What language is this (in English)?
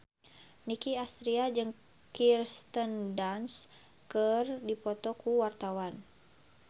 Sundanese